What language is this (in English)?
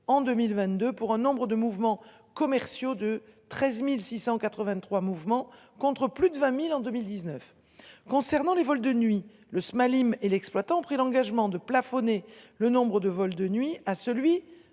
French